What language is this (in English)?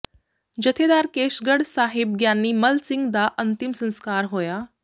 Punjabi